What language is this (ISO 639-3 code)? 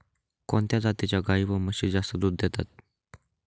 mar